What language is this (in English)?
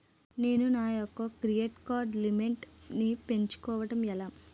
Telugu